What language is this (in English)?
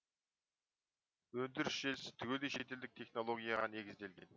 Kazakh